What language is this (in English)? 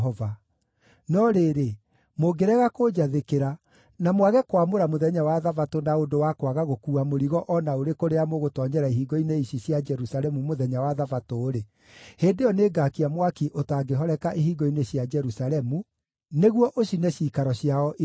Kikuyu